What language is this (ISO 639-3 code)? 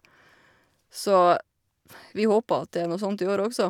nor